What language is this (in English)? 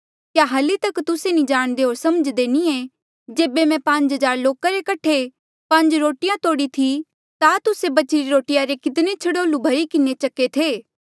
Mandeali